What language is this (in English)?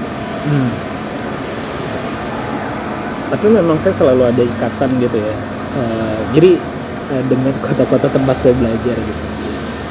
Indonesian